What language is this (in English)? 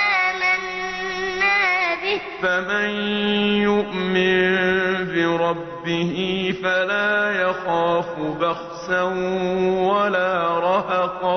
Arabic